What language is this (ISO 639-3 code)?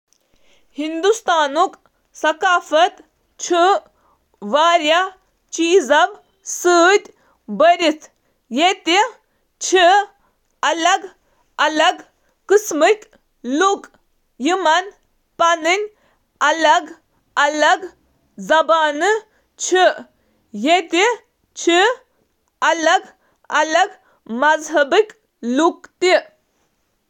kas